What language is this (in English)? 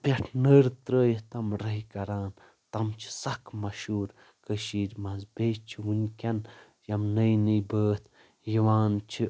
Kashmiri